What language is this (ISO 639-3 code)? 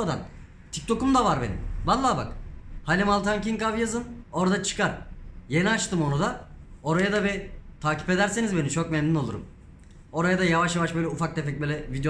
tur